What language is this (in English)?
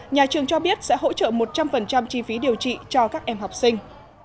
Vietnamese